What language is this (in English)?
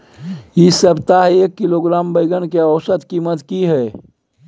Maithili